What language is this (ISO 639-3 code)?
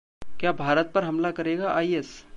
hin